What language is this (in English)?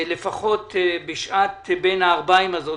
Hebrew